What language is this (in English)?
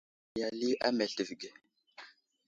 Wuzlam